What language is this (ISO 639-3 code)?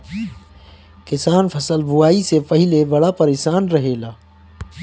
bho